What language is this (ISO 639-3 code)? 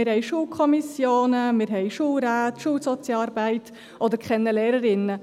gsw